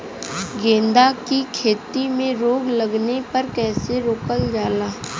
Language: Bhojpuri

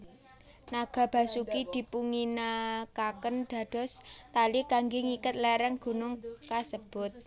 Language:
Javanese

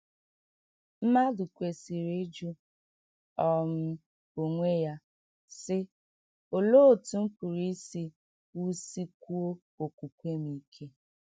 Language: Igbo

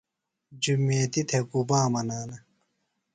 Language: Phalura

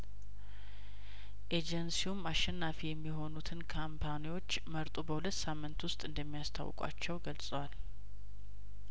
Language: Amharic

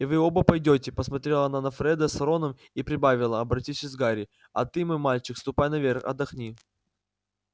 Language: Russian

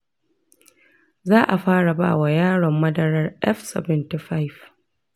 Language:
Hausa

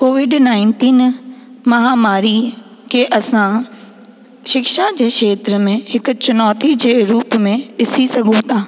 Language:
Sindhi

